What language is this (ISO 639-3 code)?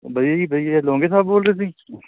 pan